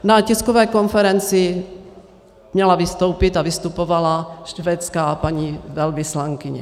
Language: Czech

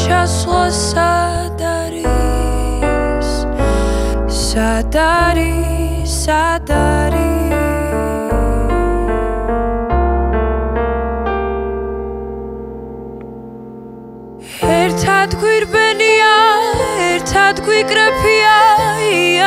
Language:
Romanian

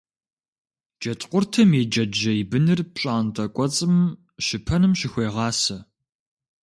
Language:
Kabardian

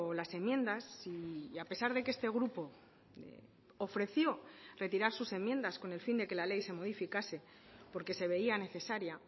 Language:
Spanish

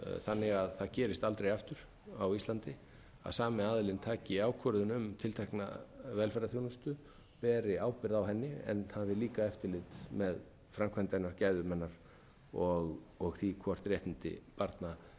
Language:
Icelandic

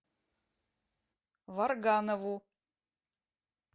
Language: Russian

